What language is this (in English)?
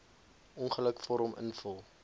Afrikaans